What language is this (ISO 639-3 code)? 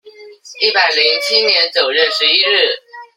zho